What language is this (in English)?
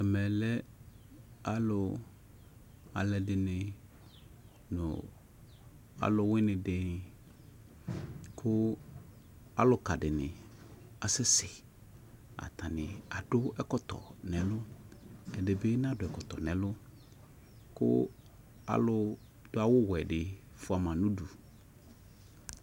Ikposo